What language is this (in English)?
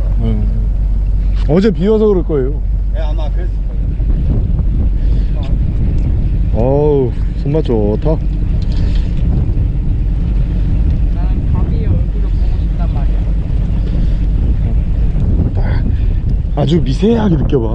Korean